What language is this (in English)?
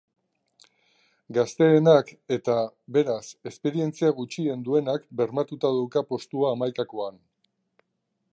Basque